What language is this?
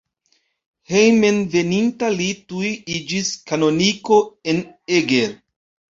Esperanto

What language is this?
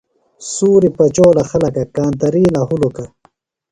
Phalura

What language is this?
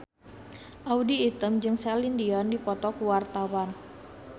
Sundanese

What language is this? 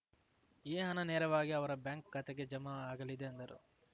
Kannada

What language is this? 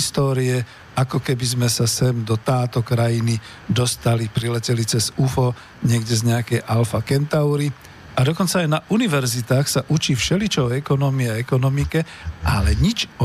Slovak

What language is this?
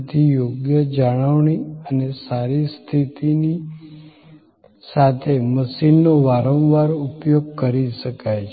Gujarati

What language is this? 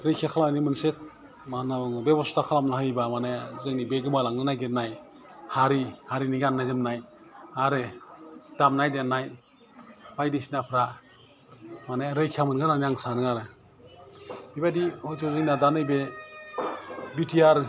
Bodo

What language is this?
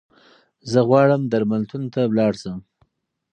Pashto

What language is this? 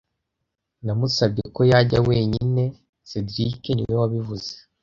Kinyarwanda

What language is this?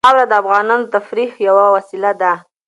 Pashto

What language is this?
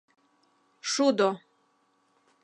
Mari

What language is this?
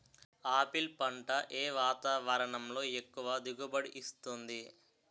Telugu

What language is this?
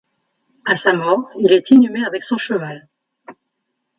French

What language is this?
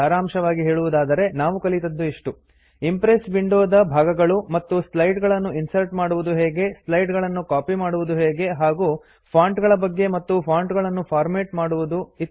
Kannada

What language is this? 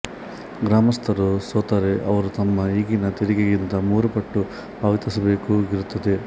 Kannada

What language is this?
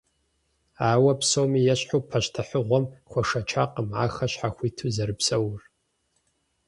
Kabardian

